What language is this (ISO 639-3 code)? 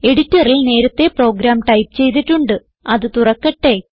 mal